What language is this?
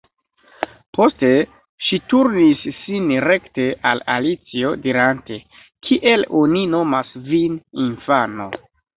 Esperanto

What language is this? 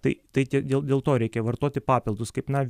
Lithuanian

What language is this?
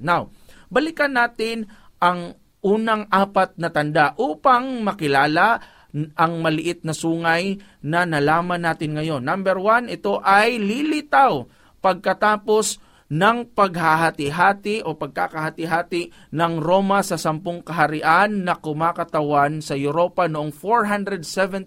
Filipino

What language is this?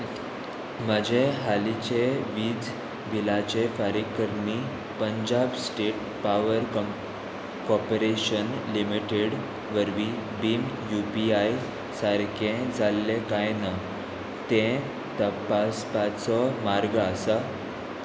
Konkani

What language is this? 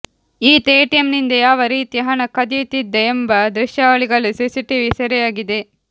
Kannada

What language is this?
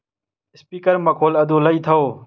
Manipuri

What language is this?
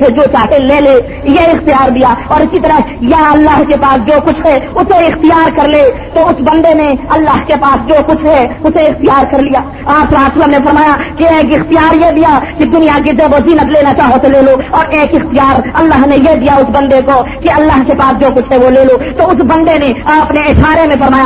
Urdu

